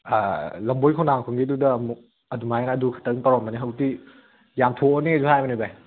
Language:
Manipuri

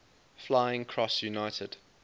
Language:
English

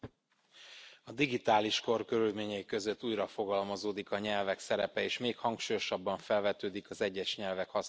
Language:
Hungarian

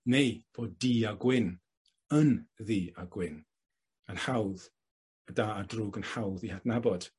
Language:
Welsh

